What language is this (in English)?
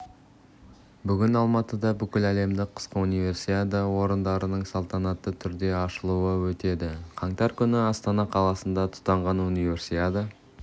Kazakh